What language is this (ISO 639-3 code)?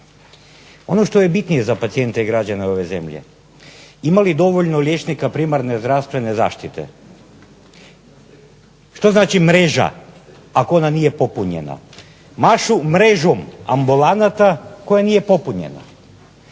hrv